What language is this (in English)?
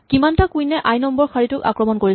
Assamese